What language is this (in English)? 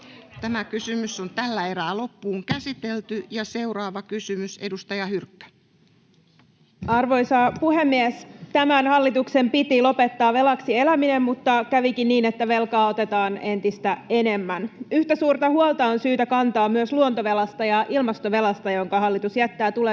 Finnish